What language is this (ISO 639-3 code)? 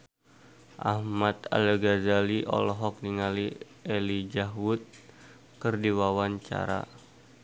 sun